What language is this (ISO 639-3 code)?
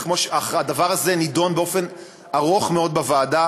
heb